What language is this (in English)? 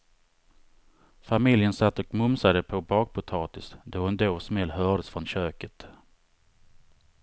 Swedish